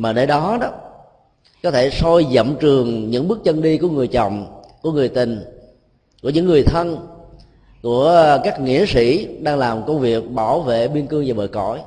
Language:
Vietnamese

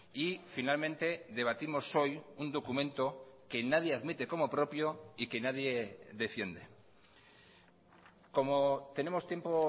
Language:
Spanish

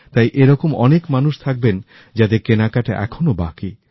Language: Bangla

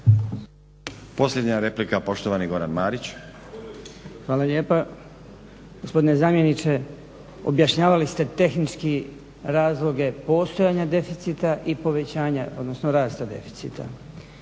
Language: Croatian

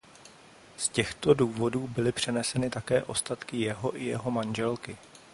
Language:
Czech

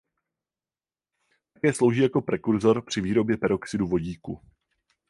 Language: Czech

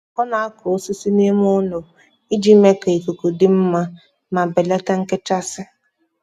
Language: Igbo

